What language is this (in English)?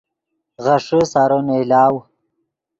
Yidgha